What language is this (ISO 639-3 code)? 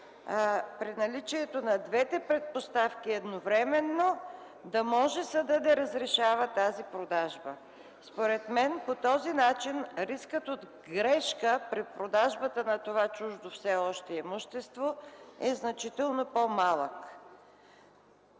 bul